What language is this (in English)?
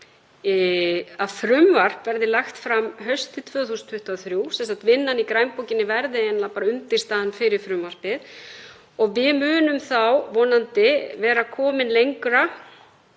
Icelandic